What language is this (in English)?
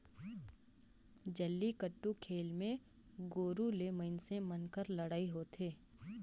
Chhattisgarhi